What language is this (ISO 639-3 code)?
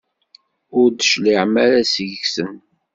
kab